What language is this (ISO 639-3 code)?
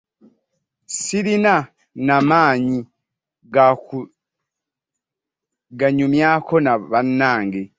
lug